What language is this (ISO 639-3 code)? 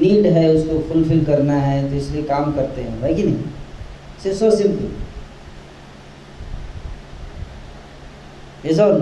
hin